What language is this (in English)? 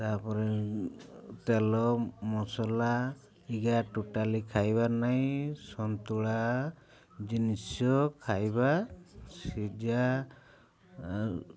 Odia